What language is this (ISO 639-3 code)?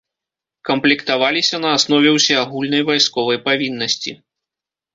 bel